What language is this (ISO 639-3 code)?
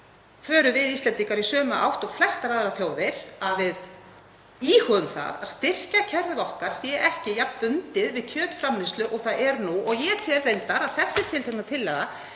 isl